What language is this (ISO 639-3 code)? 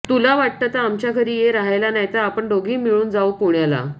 mar